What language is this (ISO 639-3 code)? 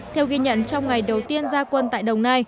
vie